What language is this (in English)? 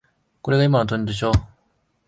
Japanese